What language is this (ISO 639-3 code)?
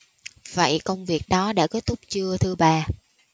vie